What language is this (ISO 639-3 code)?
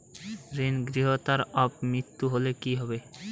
ben